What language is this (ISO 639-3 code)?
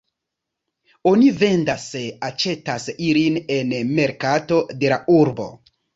epo